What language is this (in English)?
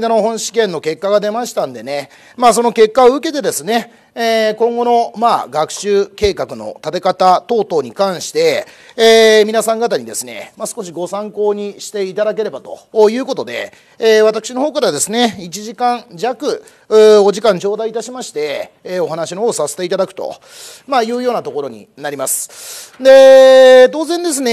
Japanese